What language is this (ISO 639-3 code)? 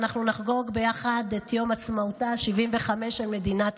heb